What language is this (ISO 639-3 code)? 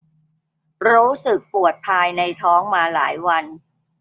tha